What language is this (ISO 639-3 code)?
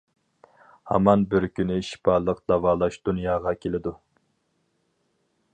uig